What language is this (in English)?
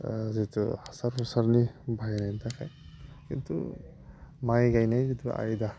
Bodo